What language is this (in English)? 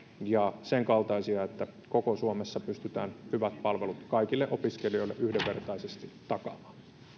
Finnish